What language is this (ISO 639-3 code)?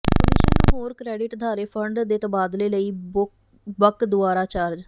pan